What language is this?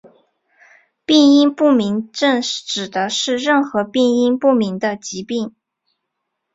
Chinese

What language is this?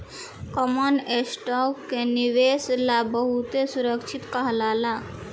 Bhojpuri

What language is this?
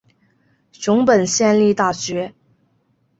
Chinese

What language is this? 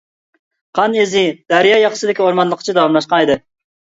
Uyghur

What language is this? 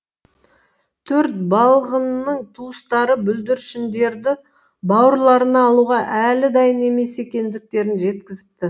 Kazakh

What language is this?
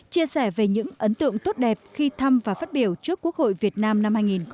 Vietnamese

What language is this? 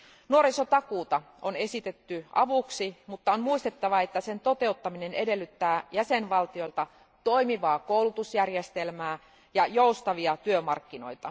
Finnish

